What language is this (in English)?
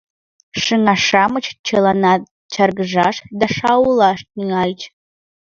Mari